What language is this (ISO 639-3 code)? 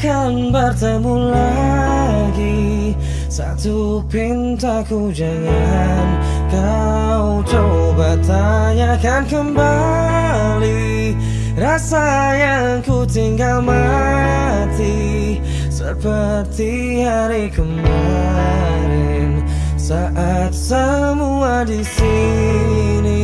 ind